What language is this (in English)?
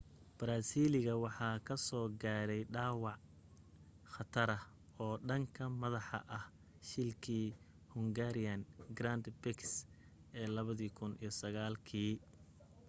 Somali